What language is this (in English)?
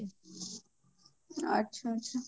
Odia